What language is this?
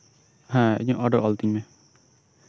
Santali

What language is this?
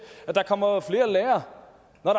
Danish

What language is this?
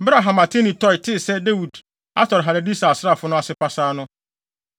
Akan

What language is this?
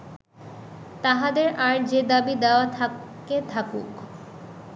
Bangla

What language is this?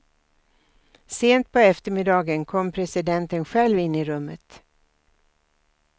Swedish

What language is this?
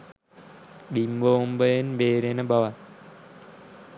Sinhala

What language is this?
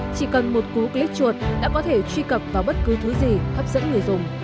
Vietnamese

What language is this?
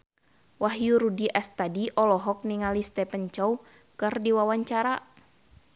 Sundanese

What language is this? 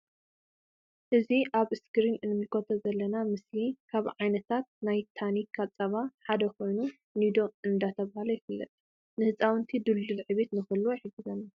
Tigrinya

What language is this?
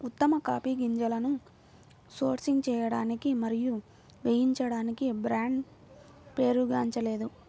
Telugu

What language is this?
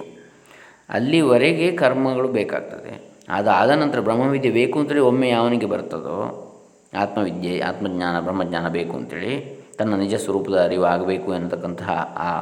Kannada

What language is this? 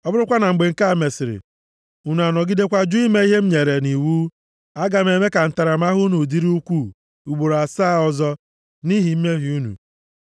Igbo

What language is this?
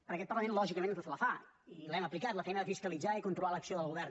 Catalan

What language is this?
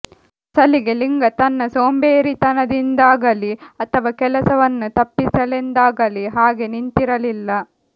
Kannada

